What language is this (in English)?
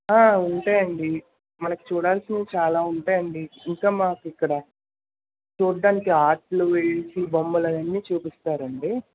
Telugu